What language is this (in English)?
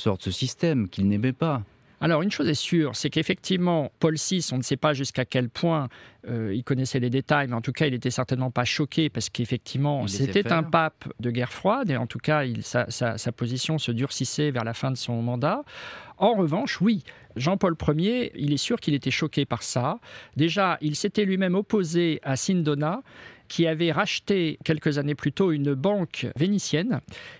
French